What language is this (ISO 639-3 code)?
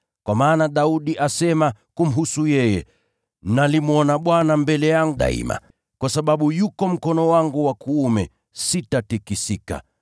swa